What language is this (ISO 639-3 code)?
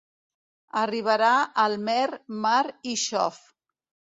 cat